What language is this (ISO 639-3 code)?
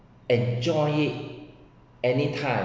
eng